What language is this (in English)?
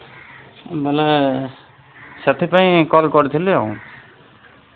Odia